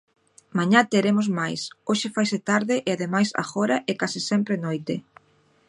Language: Galician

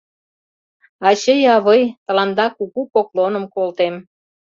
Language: Mari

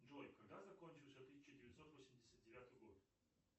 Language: Russian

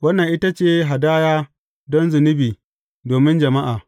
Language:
Hausa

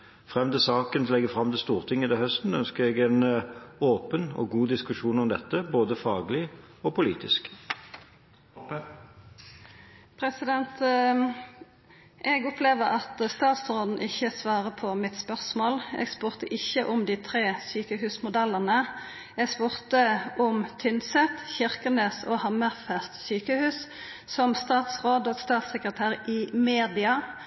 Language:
Norwegian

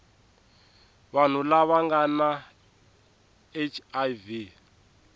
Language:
Tsonga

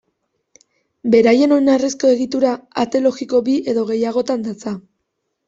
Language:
Basque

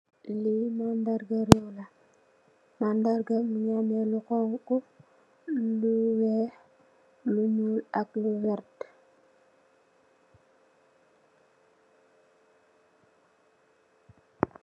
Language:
Wolof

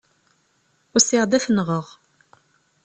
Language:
Kabyle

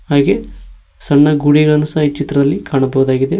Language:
Kannada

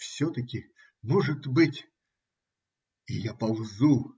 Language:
Russian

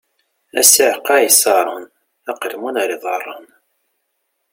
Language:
Kabyle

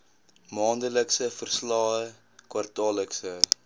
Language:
Afrikaans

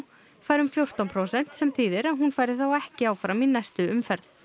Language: Icelandic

